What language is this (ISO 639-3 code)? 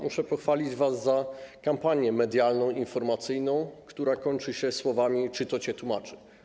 pol